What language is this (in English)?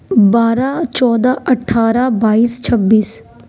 Urdu